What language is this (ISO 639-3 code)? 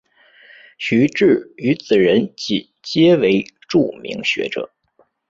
zho